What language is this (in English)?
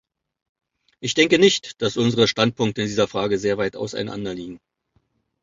German